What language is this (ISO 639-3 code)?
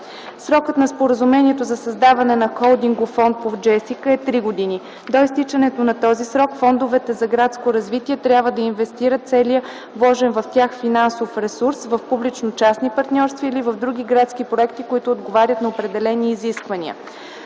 bul